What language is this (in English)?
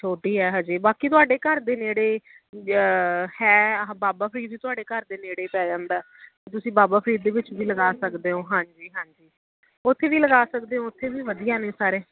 Punjabi